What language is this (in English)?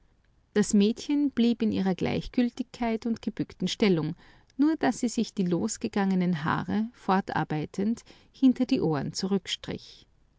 German